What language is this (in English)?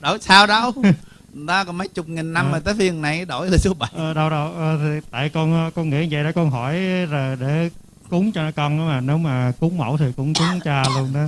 Vietnamese